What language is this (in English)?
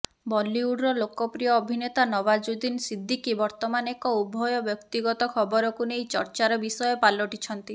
Odia